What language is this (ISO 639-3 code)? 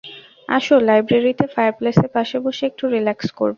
ben